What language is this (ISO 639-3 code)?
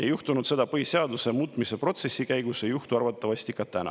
est